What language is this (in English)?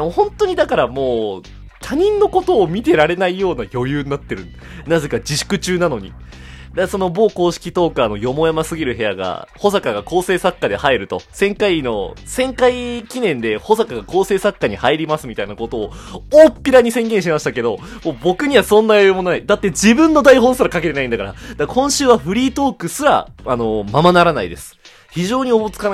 Japanese